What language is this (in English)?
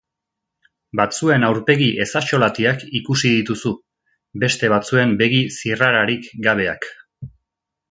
Basque